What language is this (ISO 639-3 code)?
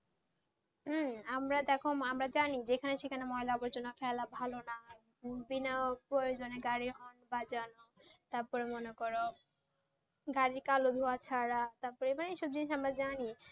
ben